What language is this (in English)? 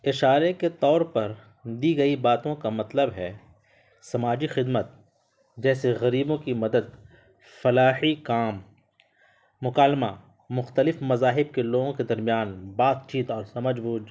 Urdu